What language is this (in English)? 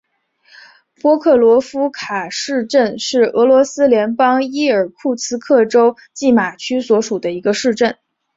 Chinese